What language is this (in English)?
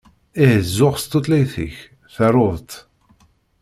Kabyle